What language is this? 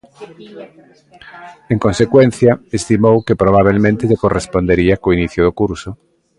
Galician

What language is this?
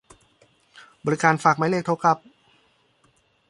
Thai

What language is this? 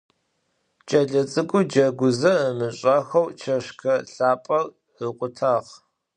Adyghe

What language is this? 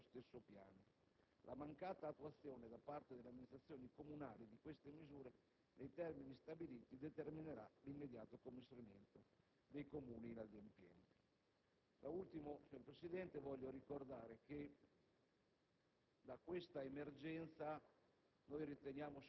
Italian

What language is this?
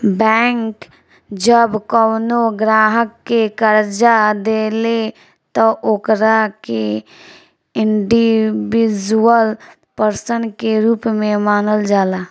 Bhojpuri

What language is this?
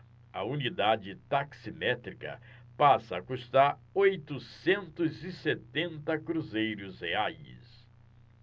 Portuguese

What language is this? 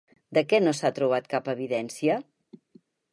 Catalan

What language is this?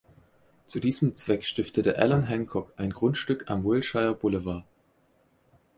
German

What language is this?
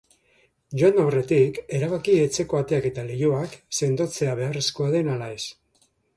Basque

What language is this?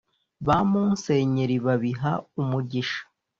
Kinyarwanda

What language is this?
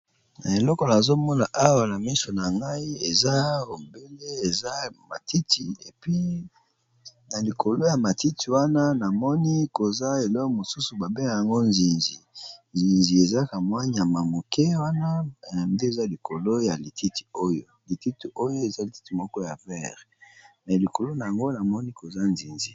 Lingala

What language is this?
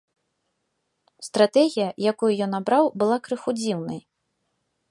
Belarusian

